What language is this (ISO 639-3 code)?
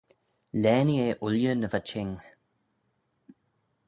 glv